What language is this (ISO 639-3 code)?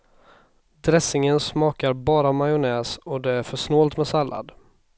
swe